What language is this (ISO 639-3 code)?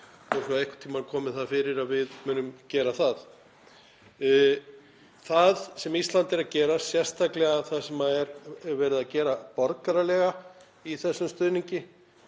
isl